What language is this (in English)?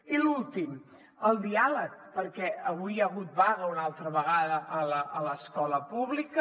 Catalan